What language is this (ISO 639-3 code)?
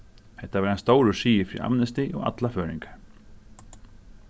fao